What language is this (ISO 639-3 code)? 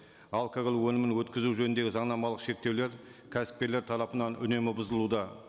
kaz